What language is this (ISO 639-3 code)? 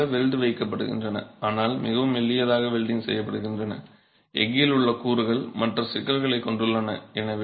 tam